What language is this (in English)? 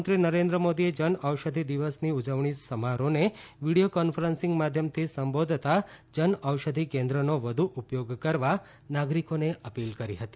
Gujarati